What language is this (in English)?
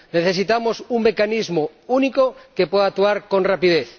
Spanish